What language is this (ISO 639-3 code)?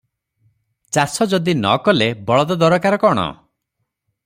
ori